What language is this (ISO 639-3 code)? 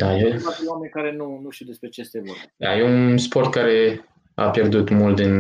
ron